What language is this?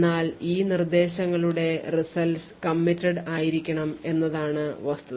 Malayalam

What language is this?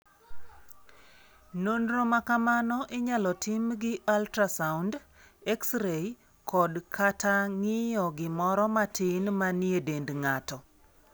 Luo (Kenya and Tanzania)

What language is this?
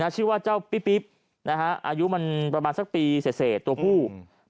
Thai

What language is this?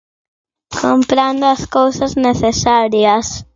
Galician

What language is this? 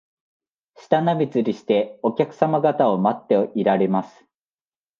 Japanese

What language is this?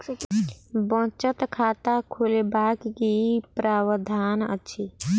Maithili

